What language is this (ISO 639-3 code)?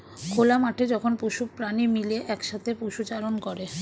ben